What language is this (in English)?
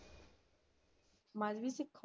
Punjabi